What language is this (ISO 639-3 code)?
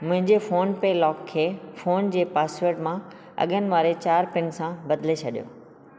snd